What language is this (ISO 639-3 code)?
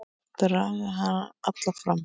isl